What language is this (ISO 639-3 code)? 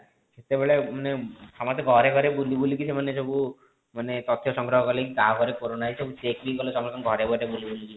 ori